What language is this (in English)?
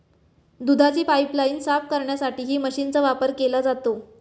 Marathi